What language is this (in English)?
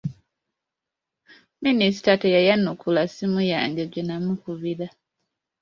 Ganda